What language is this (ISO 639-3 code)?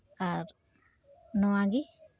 sat